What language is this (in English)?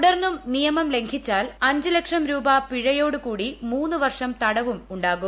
Malayalam